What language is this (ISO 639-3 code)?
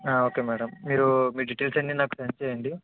tel